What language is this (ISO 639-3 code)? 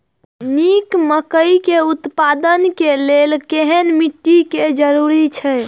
mai